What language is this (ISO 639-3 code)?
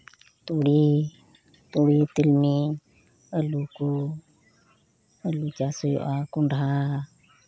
sat